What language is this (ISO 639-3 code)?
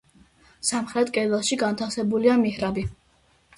kat